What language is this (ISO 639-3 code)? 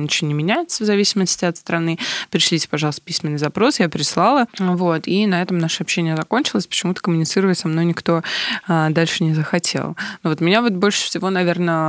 rus